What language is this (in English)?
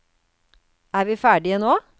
Norwegian